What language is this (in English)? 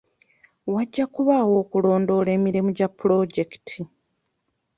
Ganda